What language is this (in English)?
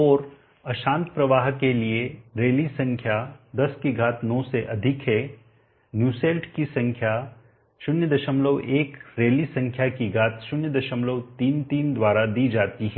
Hindi